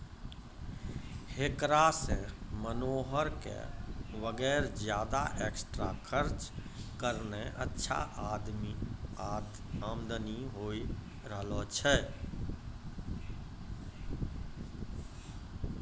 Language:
Maithili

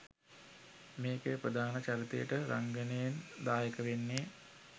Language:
Sinhala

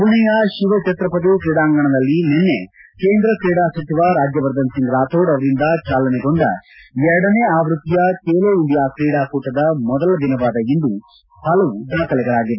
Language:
Kannada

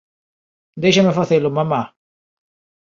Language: Galician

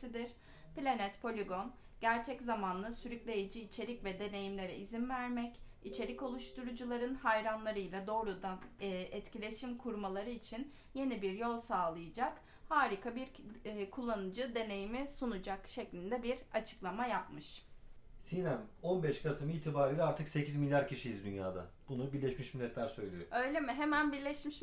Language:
Turkish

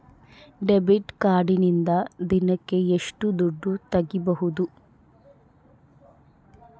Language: Kannada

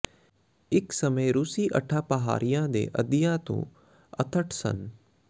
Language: Punjabi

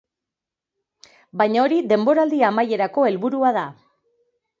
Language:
Basque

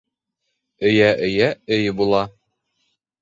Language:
Bashkir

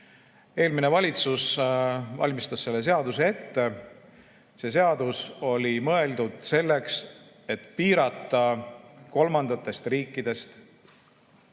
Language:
Estonian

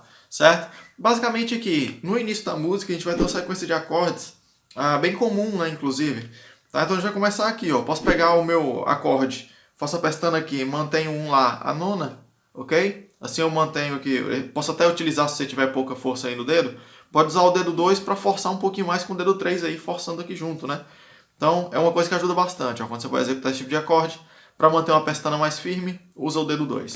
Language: Portuguese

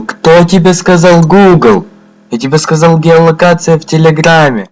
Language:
Russian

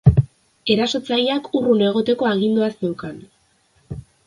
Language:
Basque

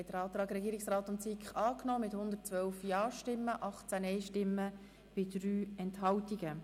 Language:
Swiss German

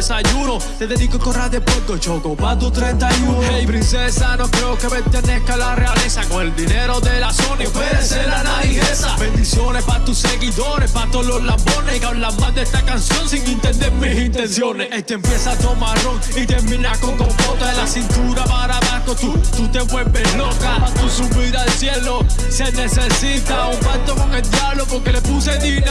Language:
Spanish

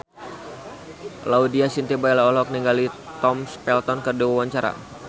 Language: Sundanese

